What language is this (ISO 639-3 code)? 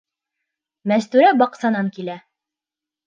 bak